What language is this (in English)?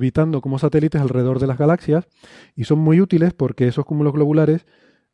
Spanish